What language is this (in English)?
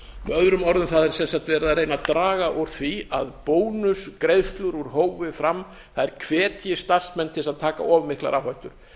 Icelandic